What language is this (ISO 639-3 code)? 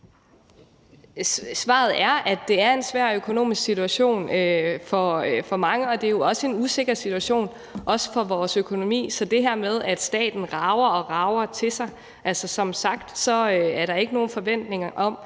dan